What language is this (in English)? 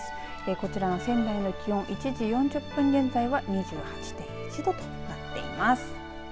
Japanese